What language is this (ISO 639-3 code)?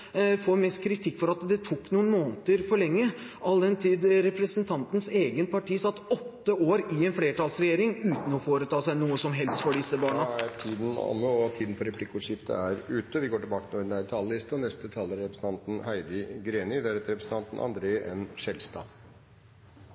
nor